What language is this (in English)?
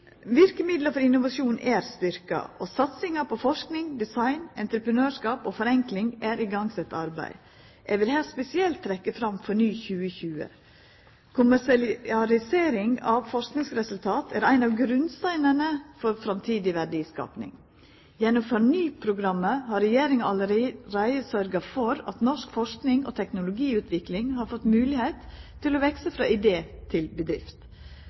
Norwegian Nynorsk